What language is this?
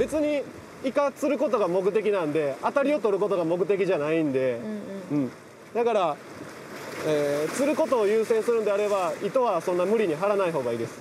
Japanese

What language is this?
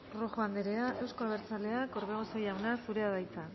Basque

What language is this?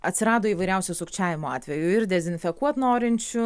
Lithuanian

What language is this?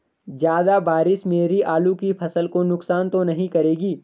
Hindi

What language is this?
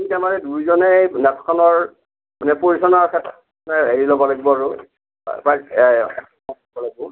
Assamese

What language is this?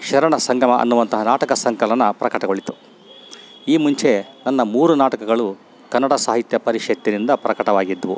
Kannada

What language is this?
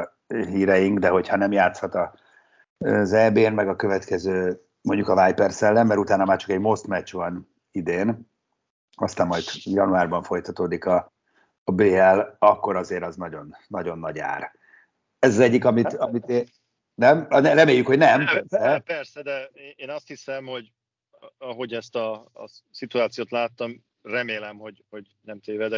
Hungarian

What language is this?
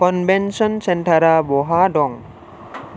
Bodo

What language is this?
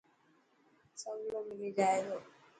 Dhatki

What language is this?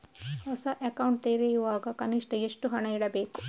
Kannada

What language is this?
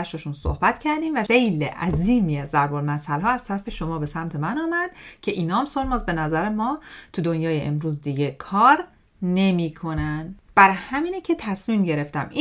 Persian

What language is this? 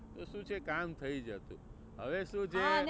Gujarati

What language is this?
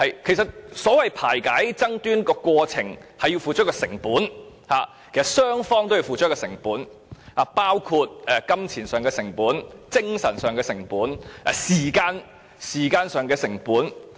Cantonese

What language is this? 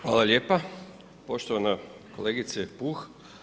Croatian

